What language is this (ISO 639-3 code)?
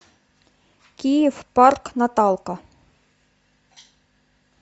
rus